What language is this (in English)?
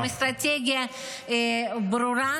Hebrew